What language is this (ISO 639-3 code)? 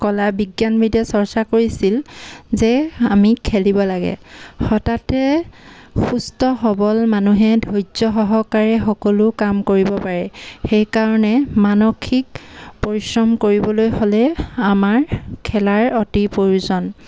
asm